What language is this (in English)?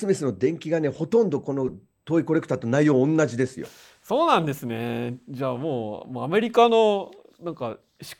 Japanese